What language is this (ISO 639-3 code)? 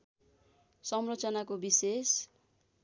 nep